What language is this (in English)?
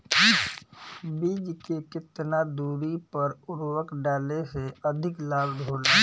Bhojpuri